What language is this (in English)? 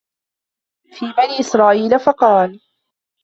Arabic